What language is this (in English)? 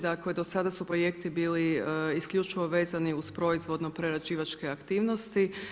Croatian